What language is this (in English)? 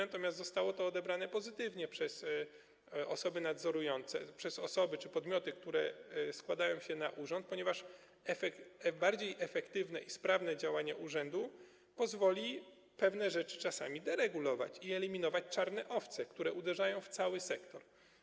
Polish